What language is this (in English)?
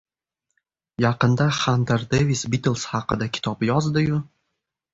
Uzbek